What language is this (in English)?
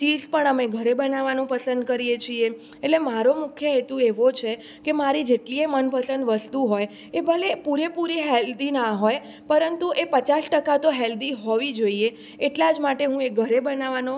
Gujarati